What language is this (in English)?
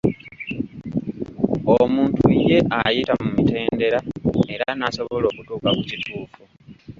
Ganda